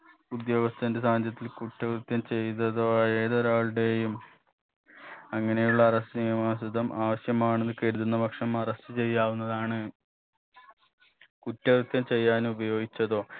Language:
Malayalam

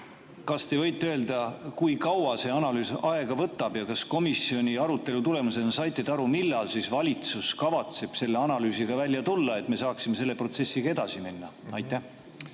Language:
Estonian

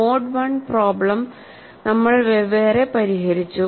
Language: Malayalam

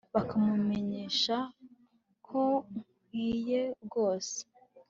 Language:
Kinyarwanda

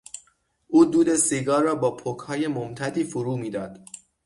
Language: Persian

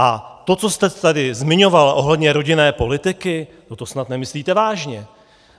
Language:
Czech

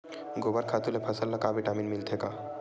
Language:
Chhattisgarhi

